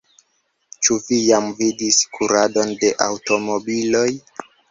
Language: Esperanto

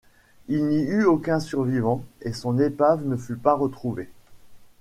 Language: French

